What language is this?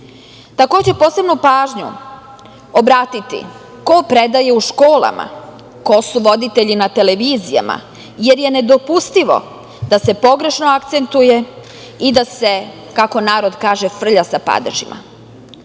Serbian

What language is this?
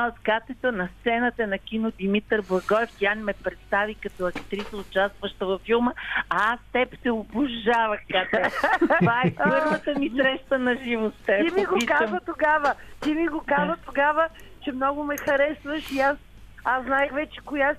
Bulgarian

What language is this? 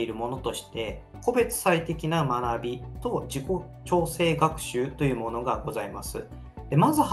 Japanese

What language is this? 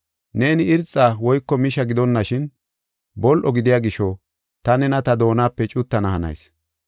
Gofa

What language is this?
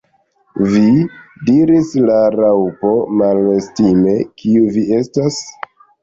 Esperanto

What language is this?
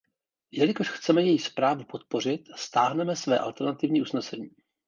Czech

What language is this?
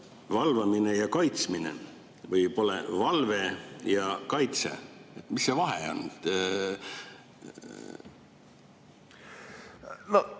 Estonian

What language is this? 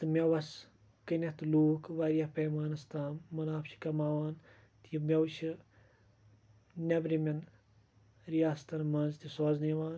Kashmiri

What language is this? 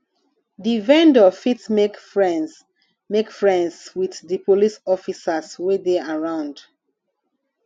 Nigerian Pidgin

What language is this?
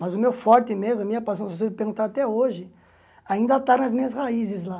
Portuguese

